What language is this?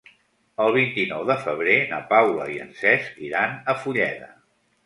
Catalan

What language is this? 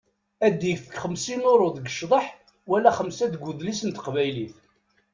Kabyle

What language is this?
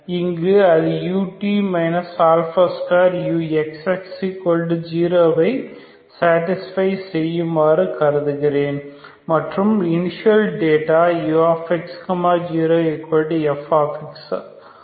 Tamil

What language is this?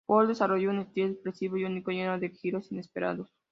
Spanish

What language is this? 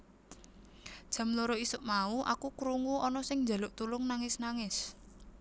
Javanese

